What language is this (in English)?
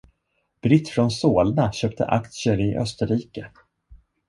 Swedish